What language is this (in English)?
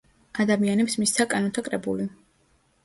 Georgian